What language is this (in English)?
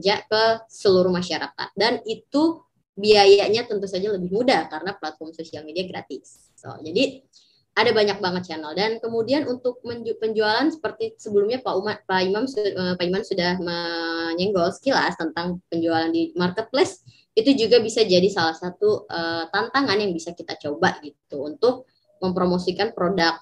Indonesian